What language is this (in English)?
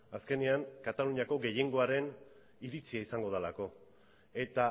Basque